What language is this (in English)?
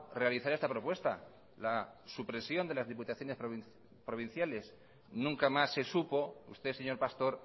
Spanish